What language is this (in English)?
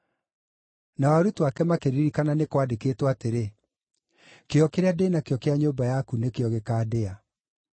Kikuyu